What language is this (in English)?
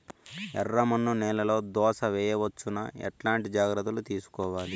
Telugu